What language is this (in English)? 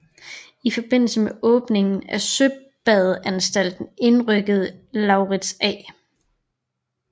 Danish